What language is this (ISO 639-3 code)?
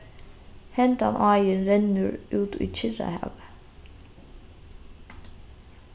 fao